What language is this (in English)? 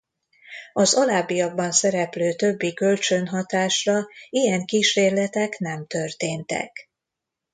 Hungarian